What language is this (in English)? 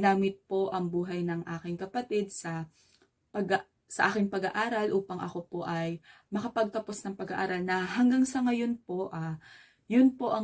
Filipino